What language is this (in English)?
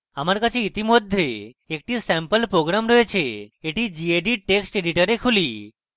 Bangla